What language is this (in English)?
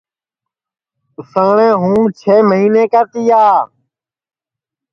Sansi